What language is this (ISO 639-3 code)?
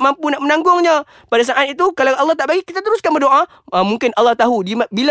msa